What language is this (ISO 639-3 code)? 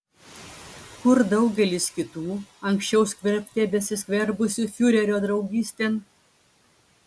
lit